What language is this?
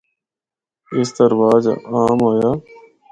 Northern Hindko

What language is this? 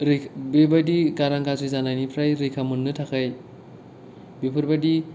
Bodo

